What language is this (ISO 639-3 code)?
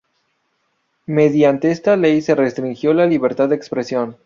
spa